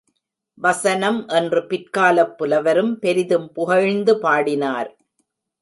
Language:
Tamil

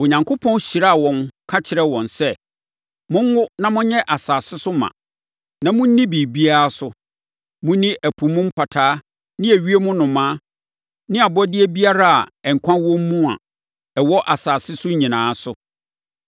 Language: Akan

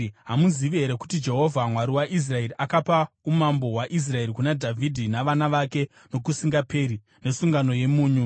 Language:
Shona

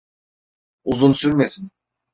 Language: Turkish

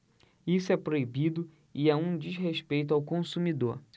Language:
Portuguese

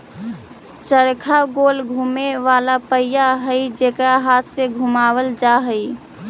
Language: Magahi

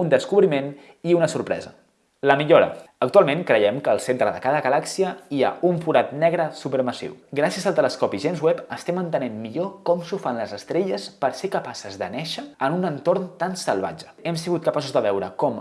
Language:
Catalan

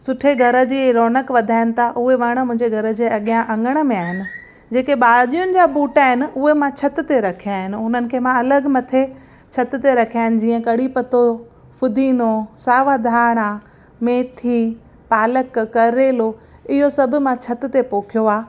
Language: Sindhi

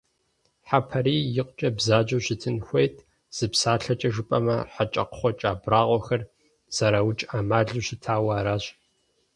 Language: Kabardian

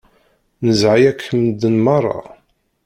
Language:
Kabyle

